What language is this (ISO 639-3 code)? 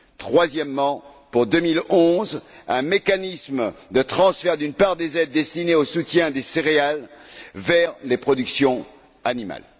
fra